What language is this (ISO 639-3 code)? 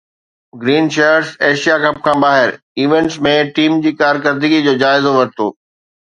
snd